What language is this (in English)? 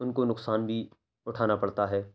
Urdu